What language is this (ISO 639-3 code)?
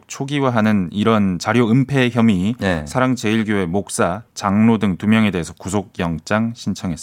kor